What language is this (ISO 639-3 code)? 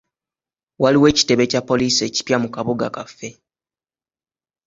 lug